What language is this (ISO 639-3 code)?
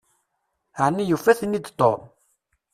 kab